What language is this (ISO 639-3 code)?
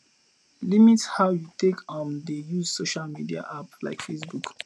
pcm